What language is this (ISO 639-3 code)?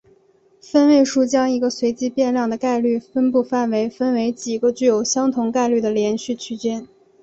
zho